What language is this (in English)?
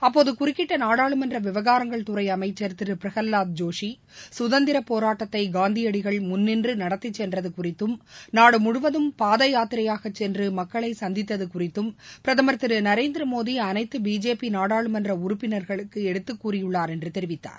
Tamil